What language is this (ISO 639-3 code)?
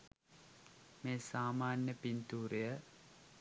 sin